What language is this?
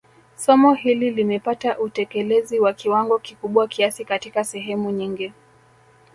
Swahili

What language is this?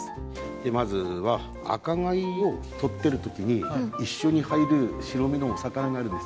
Japanese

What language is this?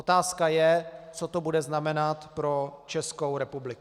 Czech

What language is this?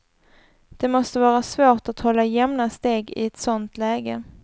Swedish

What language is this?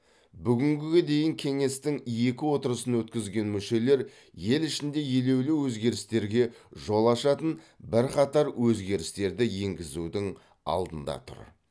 Kazakh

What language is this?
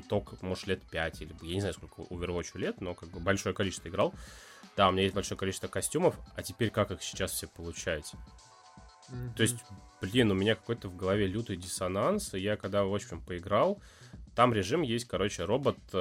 Russian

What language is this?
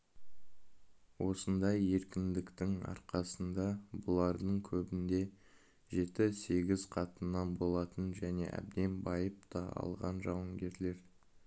Kazakh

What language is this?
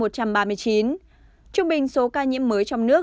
Vietnamese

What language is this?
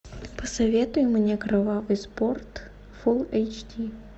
Russian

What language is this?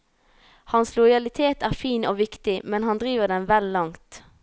Norwegian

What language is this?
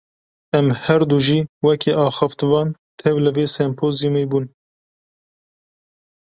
Kurdish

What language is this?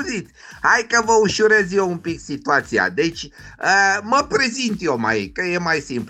Romanian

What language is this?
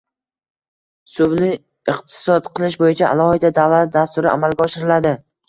Uzbek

